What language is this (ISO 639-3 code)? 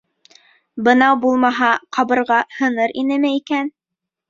bak